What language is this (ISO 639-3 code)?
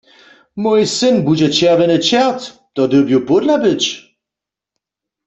hsb